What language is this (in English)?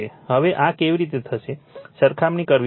Gujarati